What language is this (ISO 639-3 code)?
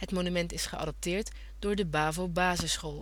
nld